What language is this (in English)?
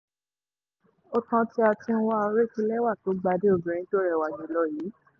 Yoruba